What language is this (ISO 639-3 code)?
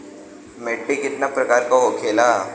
bho